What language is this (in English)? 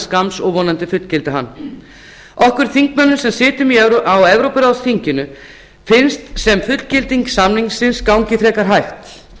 Icelandic